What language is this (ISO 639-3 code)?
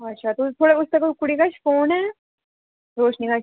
doi